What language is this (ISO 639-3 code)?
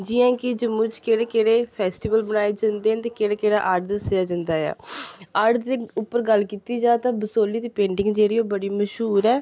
doi